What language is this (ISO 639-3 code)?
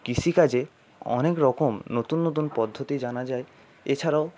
ben